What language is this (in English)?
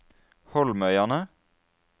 Norwegian